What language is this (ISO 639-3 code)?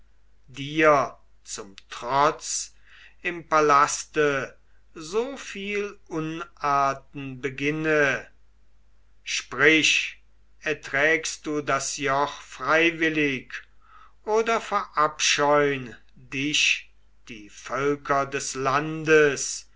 deu